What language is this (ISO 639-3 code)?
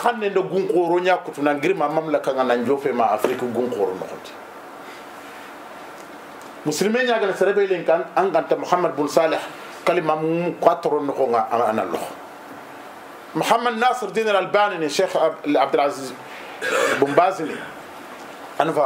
ara